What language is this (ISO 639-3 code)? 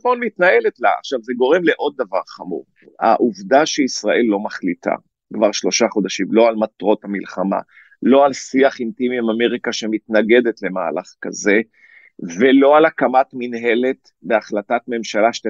heb